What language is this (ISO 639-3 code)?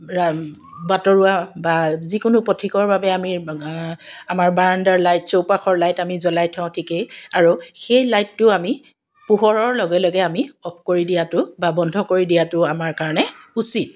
asm